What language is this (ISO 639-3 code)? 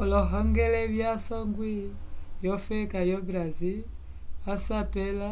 umb